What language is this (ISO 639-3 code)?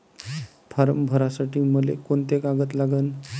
mar